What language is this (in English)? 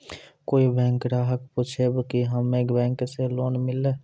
Maithili